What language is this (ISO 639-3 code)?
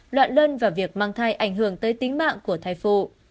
vie